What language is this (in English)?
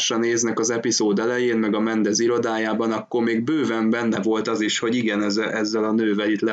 Hungarian